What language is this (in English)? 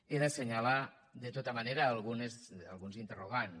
Catalan